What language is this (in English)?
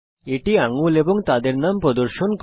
Bangla